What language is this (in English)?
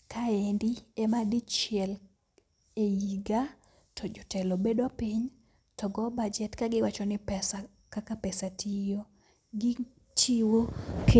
Luo (Kenya and Tanzania)